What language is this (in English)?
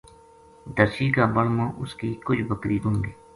Gujari